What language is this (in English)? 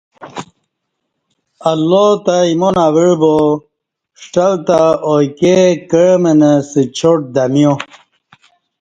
Kati